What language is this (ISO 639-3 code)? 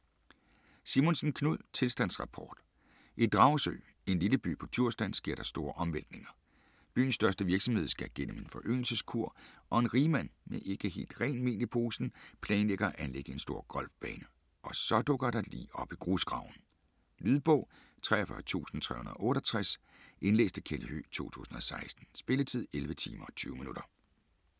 dan